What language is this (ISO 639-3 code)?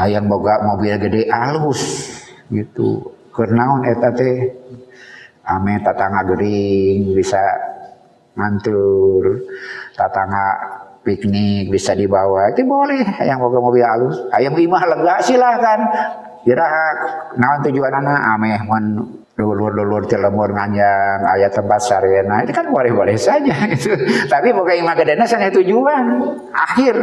ind